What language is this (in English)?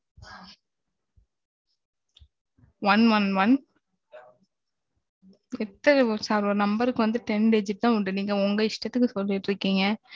Tamil